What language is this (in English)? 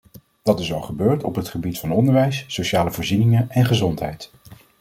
Dutch